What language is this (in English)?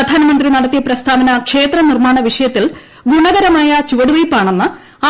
Malayalam